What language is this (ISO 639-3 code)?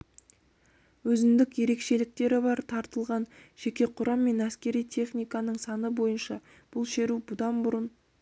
kaz